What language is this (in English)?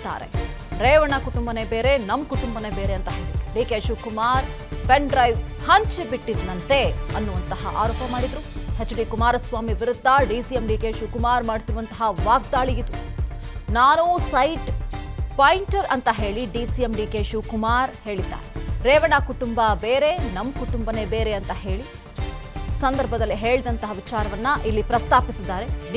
Kannada